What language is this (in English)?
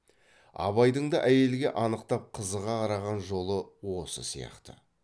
Kazakh